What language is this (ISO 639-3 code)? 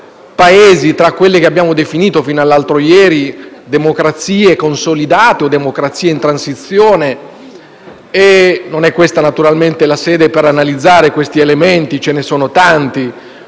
ita